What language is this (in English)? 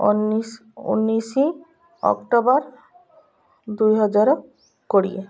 Odia